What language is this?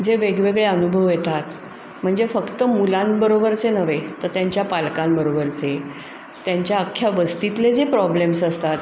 Marathi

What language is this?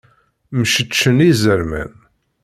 Kabyle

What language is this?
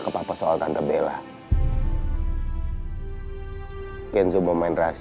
Indonesian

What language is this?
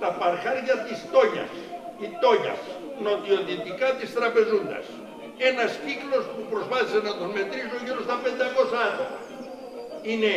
Greek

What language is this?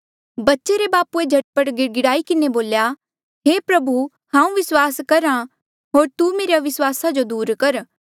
Mandeali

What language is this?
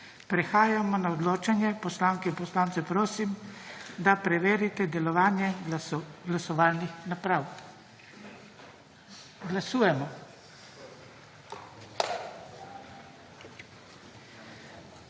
Slovenian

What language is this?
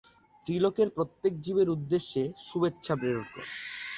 Bangla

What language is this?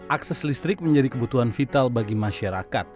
Indonesian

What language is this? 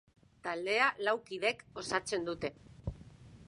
Basque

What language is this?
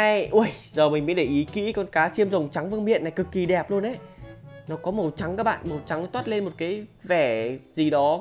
Vietnamese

